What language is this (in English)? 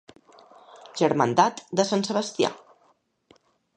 Catalan